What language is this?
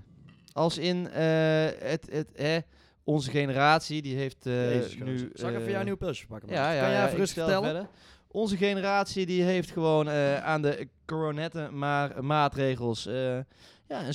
Dutch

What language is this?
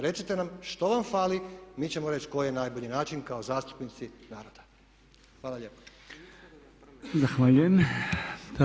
Croatian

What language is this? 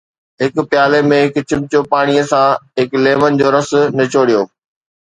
Sindhi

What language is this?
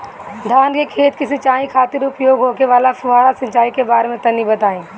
Bhojpuri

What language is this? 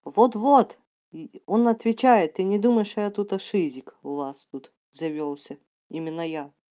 Russian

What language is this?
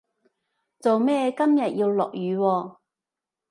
Cantonese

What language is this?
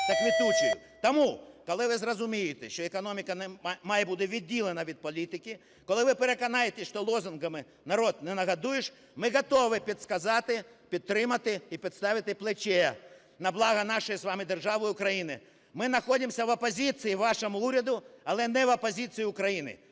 Ukrainian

